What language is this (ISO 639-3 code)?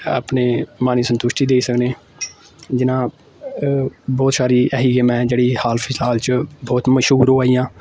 doi